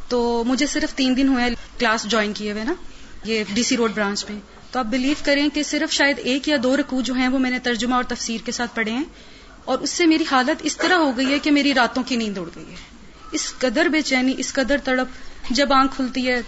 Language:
Urdu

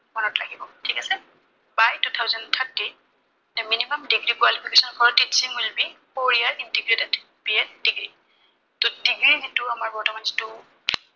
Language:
Assamese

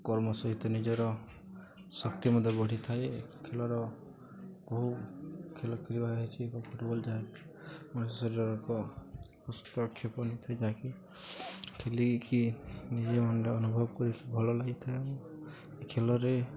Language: Odia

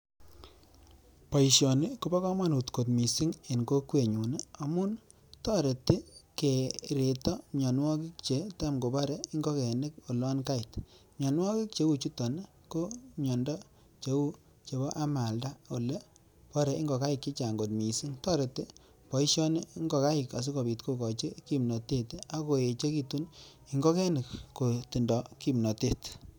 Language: Kalenjin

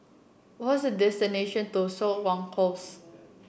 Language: English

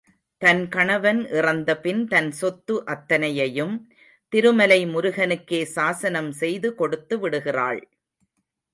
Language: Tamil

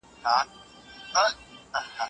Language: Pashto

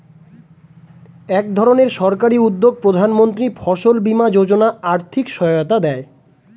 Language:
Bangla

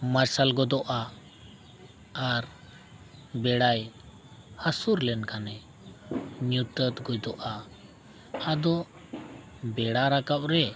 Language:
Santali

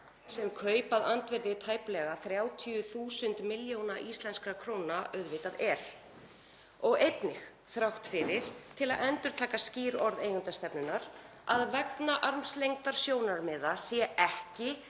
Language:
Icelandic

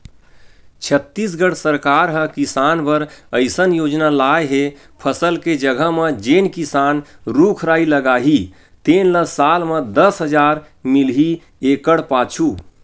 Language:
Chhattisgarhi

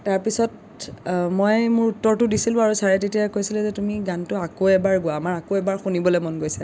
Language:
Assamese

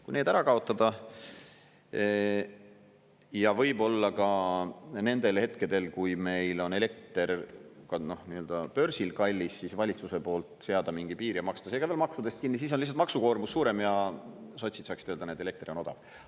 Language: Estonian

